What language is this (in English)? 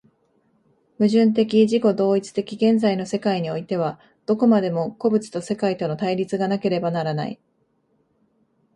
Japanese